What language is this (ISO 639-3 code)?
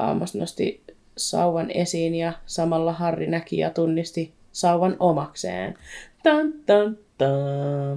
fin